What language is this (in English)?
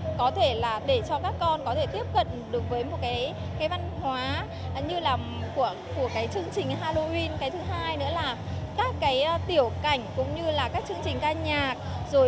Vietnamese